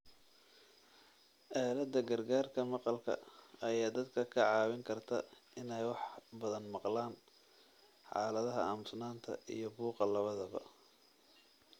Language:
Somali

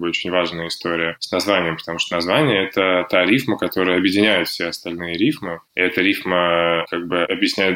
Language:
Russian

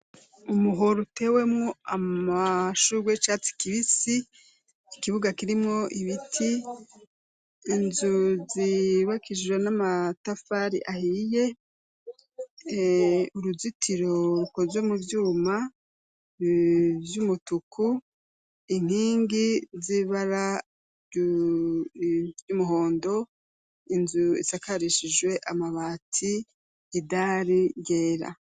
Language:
Rundi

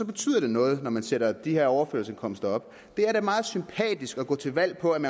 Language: Danish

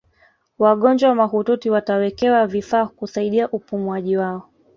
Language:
Swahili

